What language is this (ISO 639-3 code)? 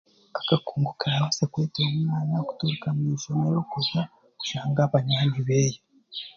cgg